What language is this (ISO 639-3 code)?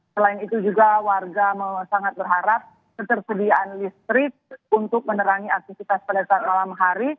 ind